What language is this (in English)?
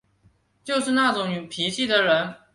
Chinese